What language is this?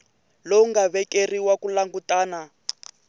Tsonga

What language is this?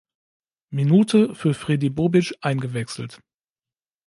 German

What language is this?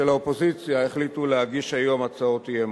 Hebrew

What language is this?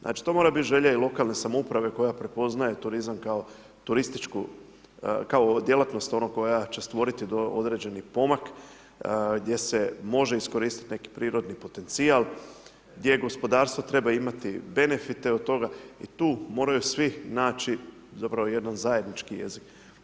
Croatian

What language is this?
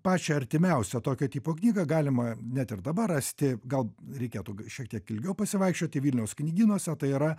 Lithuanian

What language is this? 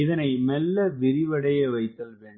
Tamil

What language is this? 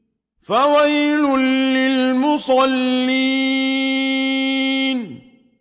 Arabic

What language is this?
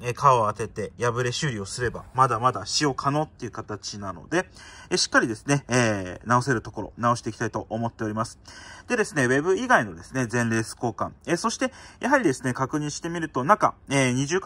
Japanese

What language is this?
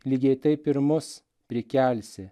Lithuanian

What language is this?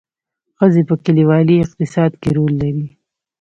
Pashto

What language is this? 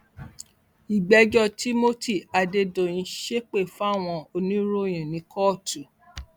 Yoruba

